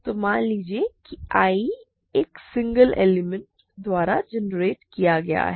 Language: Hindi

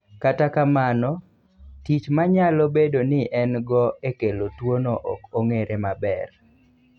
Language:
Luo (Kenya and Tanzania)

